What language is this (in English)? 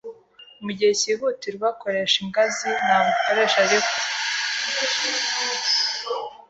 Kinyarwanda